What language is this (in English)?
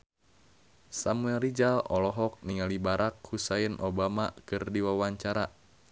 Sundanese